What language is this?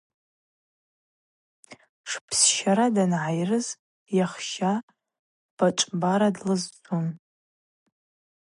Abaza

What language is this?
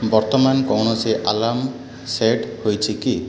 Odia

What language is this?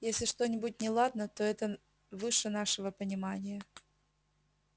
Russian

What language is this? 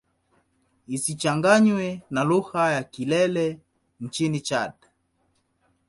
Swahili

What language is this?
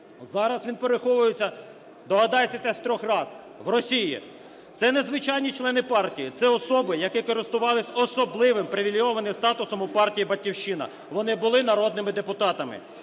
Ukrainian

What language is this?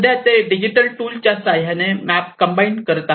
Marathi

